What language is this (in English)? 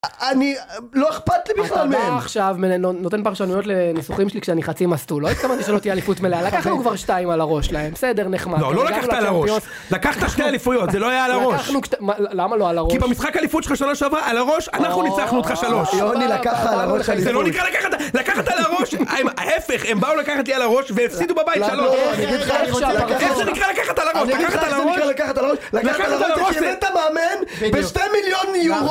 Hebrew